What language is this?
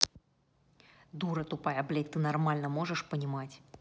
Russian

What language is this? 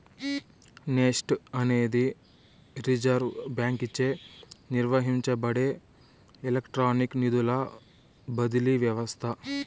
Telugu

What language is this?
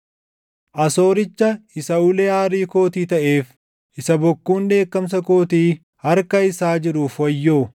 Oromo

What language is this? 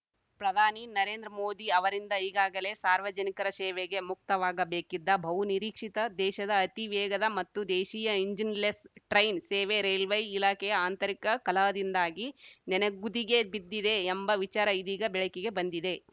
Kannada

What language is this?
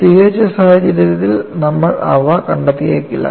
Malayalam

